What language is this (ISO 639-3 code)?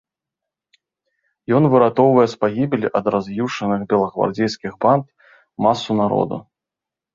bel